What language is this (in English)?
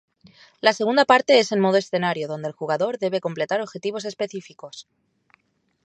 Spanish